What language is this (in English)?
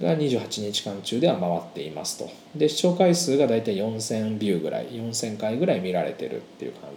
Japanese